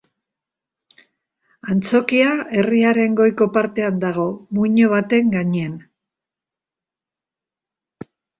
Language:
Basque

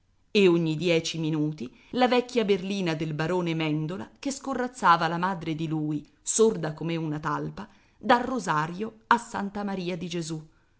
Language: Italian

